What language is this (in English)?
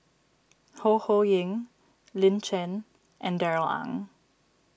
English